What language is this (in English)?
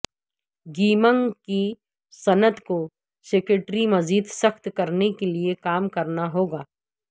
Urdu